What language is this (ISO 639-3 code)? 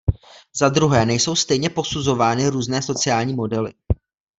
ces